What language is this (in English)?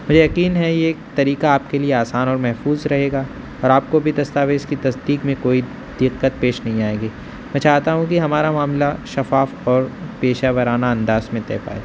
Urdu